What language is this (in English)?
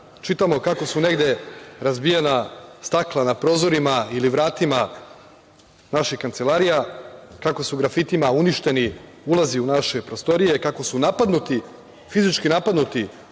Serbian